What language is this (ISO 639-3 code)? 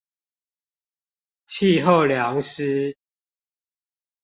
zho